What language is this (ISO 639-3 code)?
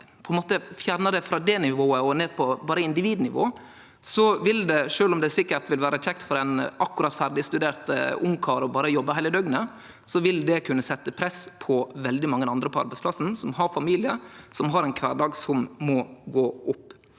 nor